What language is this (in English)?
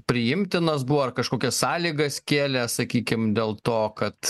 Lithuanian